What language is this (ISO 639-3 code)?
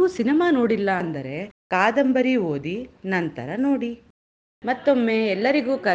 kan